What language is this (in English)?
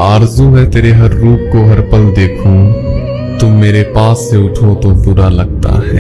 Urdu